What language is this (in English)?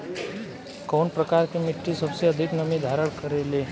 Bhojpuri